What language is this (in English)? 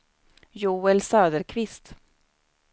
Swedish